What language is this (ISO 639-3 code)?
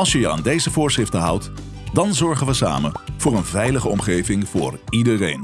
nld